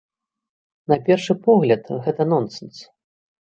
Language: Belarusian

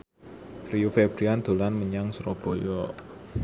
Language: Javanese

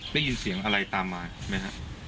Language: Thai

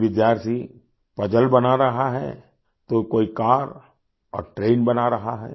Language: Hindi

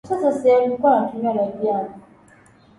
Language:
Swahili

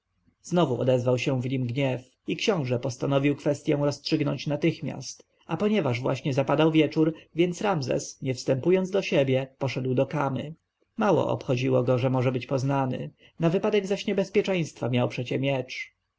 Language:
Polish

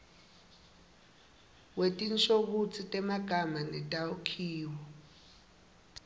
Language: Swati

